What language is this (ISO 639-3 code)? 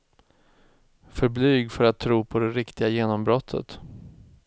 swe